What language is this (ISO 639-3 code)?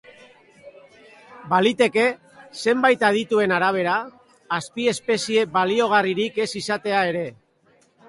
eus